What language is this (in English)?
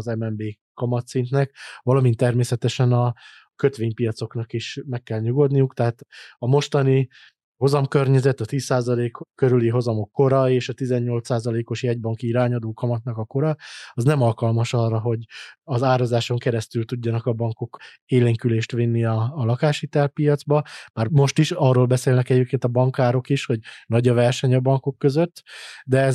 Hungarian